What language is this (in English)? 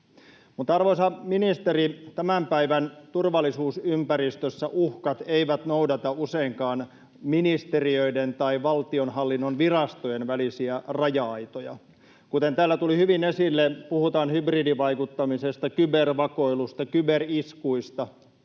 Finnish